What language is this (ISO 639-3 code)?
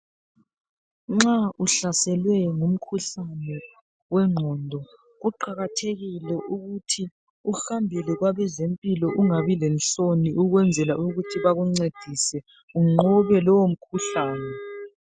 nde